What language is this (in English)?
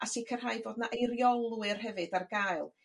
Welsh